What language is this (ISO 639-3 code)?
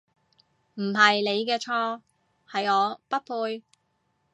yue